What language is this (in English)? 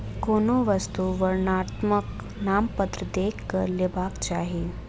Maithili